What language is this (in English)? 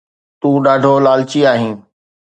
Sindhi